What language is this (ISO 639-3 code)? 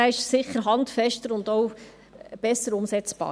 gsw